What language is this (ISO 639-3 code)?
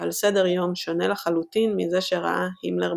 heb